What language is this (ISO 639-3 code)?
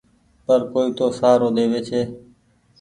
gig